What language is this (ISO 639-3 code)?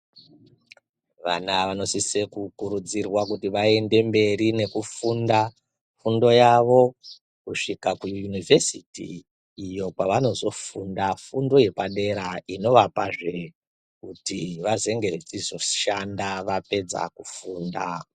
ndc